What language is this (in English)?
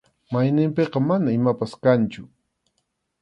Arequipa-La Unión Quechua